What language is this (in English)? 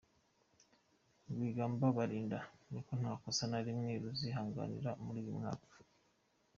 Kinyarwanda